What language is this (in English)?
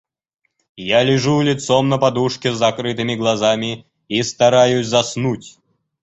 Russian